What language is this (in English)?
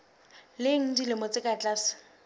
Southern Sotho